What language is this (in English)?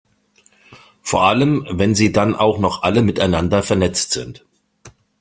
German